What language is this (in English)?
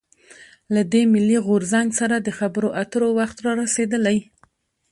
Pashto